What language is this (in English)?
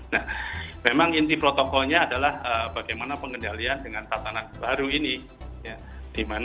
Indonesian